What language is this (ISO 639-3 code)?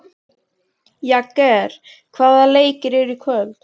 isl